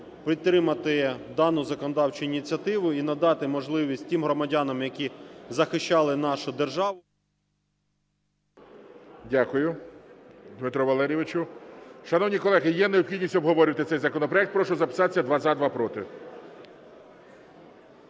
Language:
Ukrainian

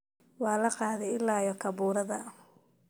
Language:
Somali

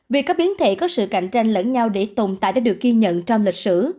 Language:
Vietnamese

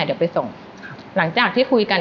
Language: Thai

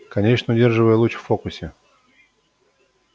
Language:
Russian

